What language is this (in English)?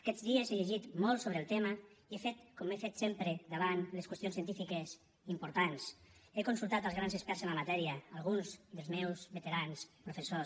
Catalan